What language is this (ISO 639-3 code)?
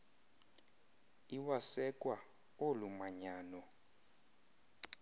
xho